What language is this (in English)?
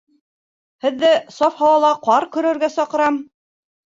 Bashkir